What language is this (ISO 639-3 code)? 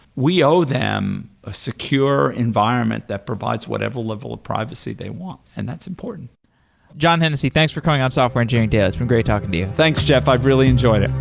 eng